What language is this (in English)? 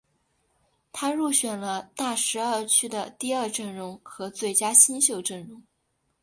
Chinese